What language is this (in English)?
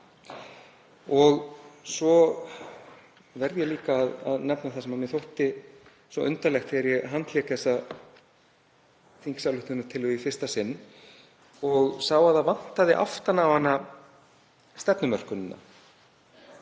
Icelandic